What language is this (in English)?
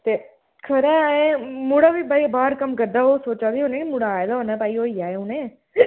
Dogri